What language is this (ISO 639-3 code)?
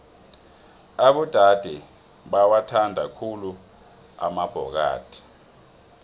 nbl